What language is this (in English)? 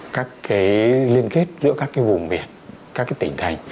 Vietnamese